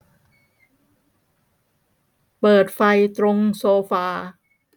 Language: Thai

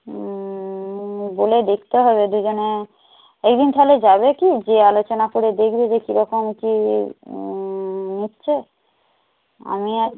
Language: Bangla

